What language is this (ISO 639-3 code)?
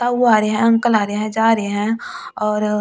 hin